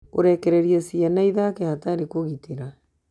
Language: Kikuyu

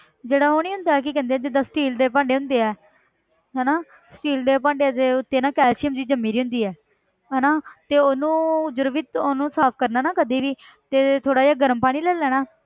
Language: Punjabi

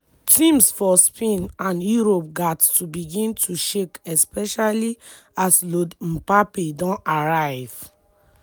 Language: Nigerian Pidgin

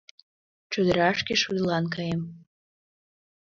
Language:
Mari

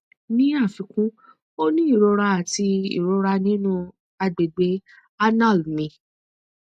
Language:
Yoruba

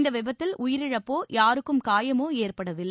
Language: Tamil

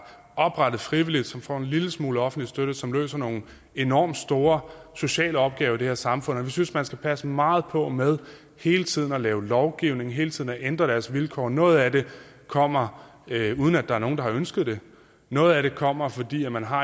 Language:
Danish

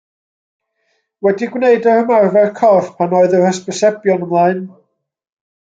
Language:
Welsh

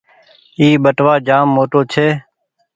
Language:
Goaria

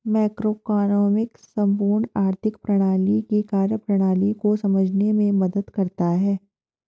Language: Hindi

